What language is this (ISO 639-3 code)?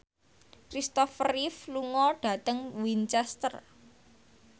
jav